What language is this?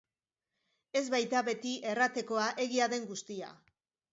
Basque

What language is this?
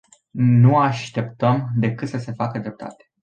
Romanian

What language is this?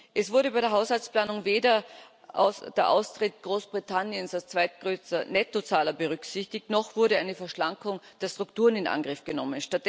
German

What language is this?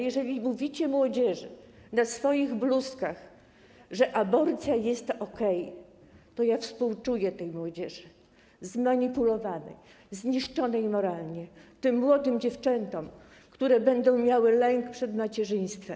Polish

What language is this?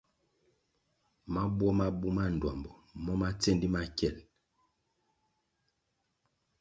Kwasio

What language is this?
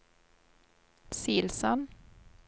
Norwegian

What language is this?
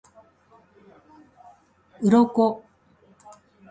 Japanese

